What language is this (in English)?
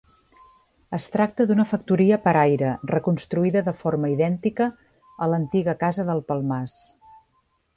Catalan